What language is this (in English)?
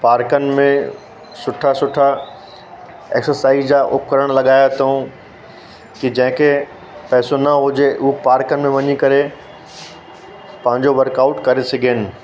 Sindhi